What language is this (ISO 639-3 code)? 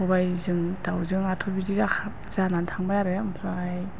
brx